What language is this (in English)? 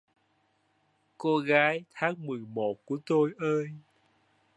Vietnamese